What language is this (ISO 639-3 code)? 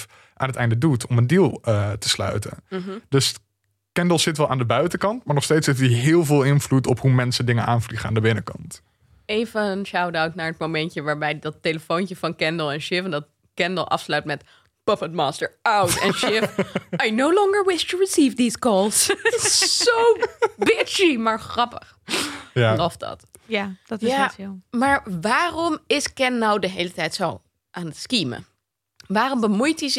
nld